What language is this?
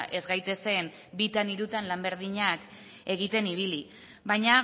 Basque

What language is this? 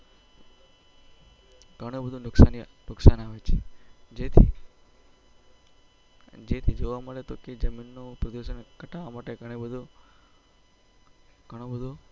Gujarati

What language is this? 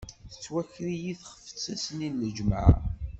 Kabyle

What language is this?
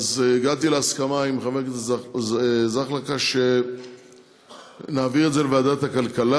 Hebrew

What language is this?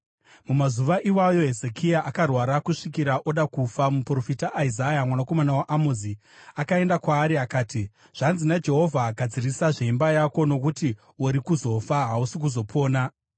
Shona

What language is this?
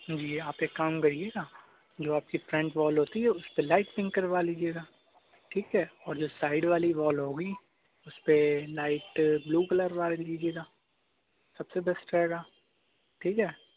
Urdu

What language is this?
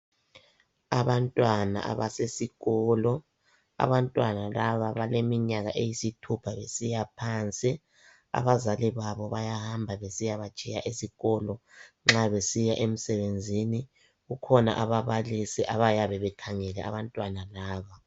North Ndebele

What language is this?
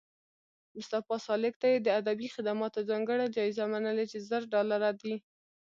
Pashto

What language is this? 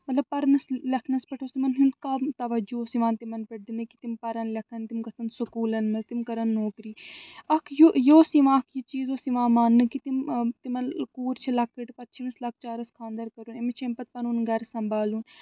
Kashmiri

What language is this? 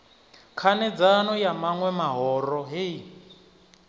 Venda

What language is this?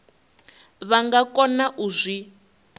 Venda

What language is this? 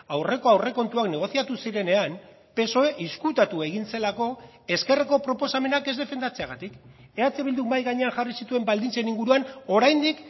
Basque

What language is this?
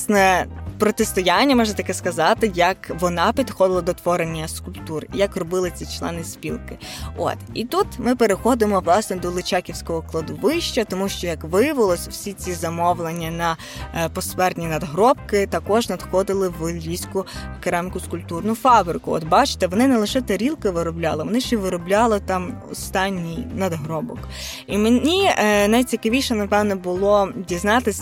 Ukrainian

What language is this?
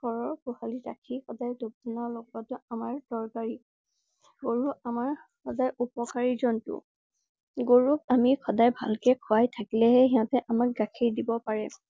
Assamese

